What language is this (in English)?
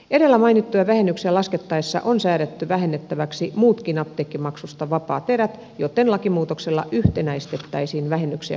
Finnish